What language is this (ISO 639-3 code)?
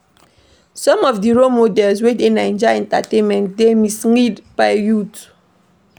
pcm